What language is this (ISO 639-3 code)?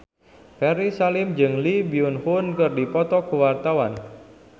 sun